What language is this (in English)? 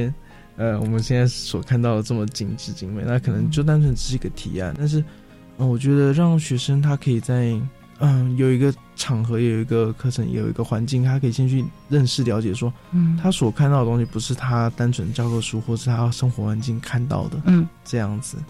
Chinese